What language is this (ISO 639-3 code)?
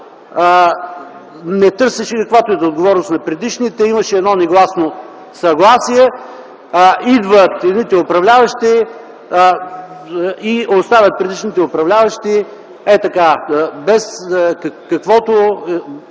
bul